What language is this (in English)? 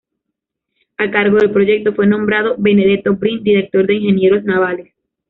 Spanish